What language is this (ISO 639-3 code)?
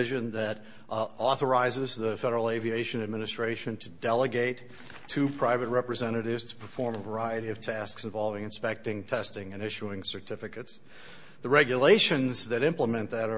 eng